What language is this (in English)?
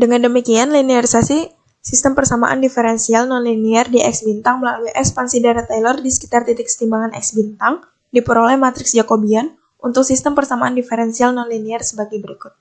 Indonesian